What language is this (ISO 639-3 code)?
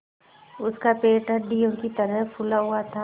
hin